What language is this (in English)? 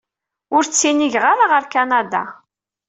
Kabyle